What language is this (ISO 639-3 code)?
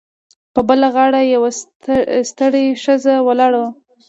pus